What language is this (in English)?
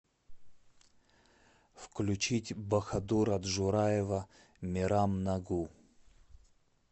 Russian